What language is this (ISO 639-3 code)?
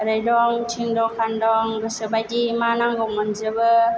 brx